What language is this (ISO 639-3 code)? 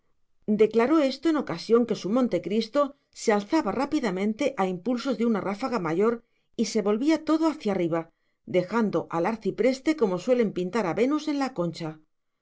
spa